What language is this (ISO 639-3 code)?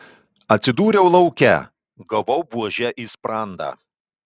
lit